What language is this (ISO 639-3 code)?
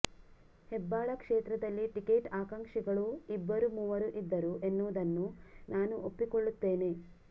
kan